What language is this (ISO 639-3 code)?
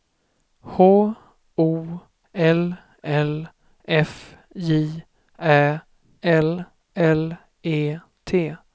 swe